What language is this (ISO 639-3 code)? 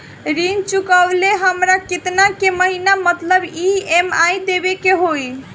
bho